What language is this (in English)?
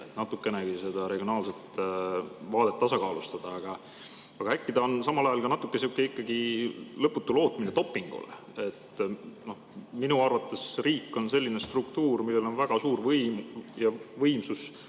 Estonian